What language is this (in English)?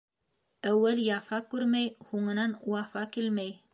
Bashkir